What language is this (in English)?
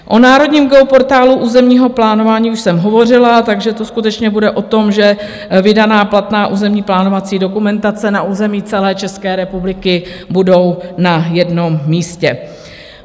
Czech